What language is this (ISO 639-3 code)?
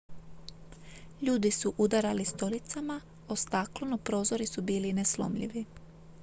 hrv